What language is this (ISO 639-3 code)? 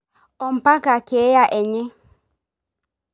mas